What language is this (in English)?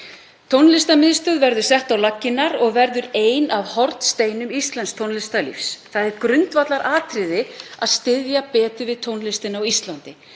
Icelandic